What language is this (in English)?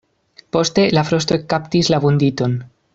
Esperanto